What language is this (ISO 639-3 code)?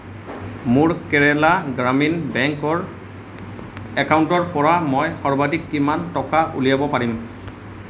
asm